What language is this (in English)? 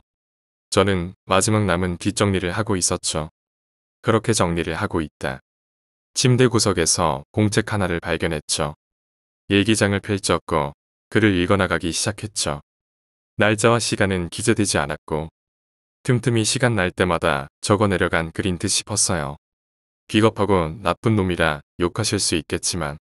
Korean